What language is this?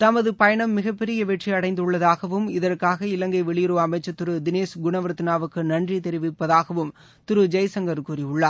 Tamil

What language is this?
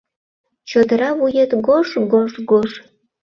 Mari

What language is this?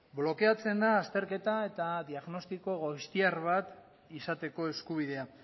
Basque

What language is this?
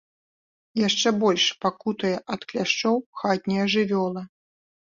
Belarusian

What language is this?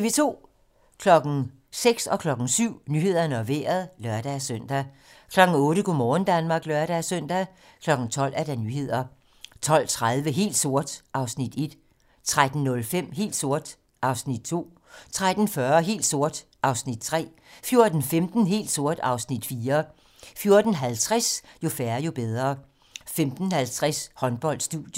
Danish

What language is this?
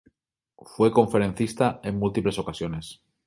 Spanish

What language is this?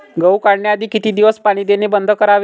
Marathi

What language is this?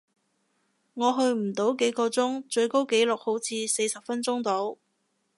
Cantonese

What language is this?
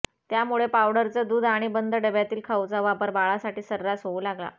Marathi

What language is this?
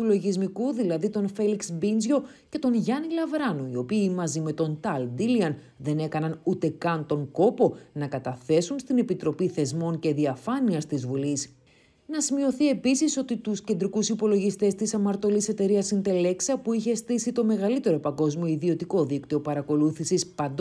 Greek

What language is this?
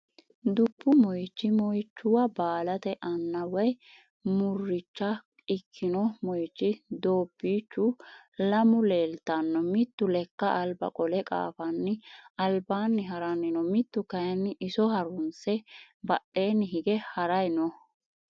Sidamo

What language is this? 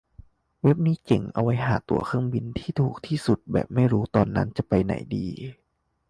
Thai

